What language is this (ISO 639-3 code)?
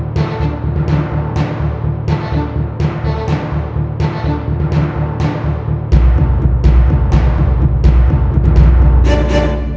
tha